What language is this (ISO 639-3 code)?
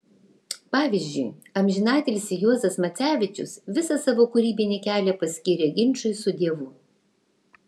lit